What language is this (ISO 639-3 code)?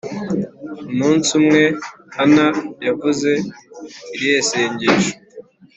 kin